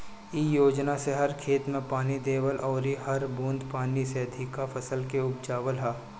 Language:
Bhojpuri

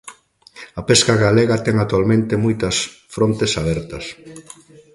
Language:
Galician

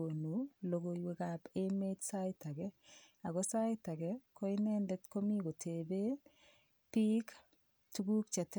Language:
Kalenjin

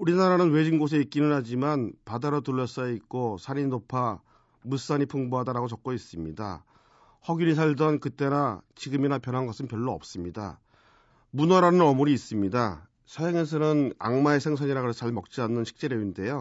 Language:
Korean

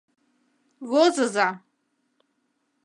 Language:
Mari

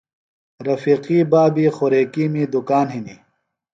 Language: Phalura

